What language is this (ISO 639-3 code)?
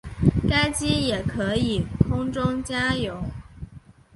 zho